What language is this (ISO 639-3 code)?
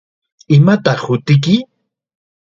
qxa